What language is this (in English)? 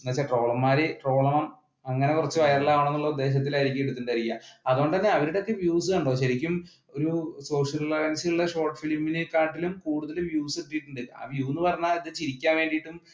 Malayalam